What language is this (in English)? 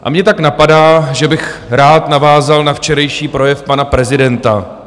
Czech